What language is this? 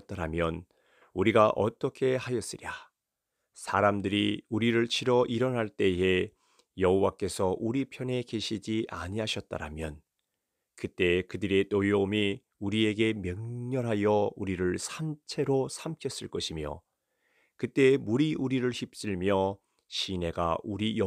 Korean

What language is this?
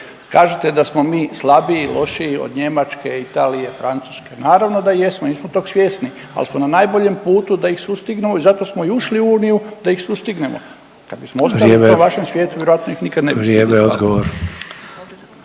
Croatian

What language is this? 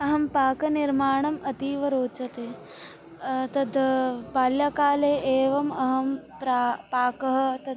Sanskrit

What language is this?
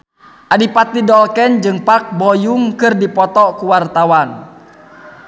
Sundanese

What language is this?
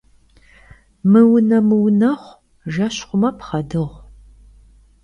Kabardian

